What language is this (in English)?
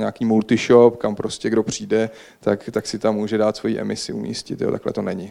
Czech